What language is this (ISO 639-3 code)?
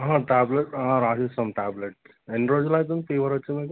tel